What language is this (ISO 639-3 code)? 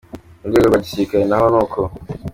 kin